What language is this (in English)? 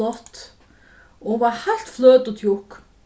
Faroese